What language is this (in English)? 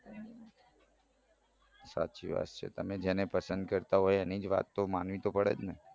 Gujarati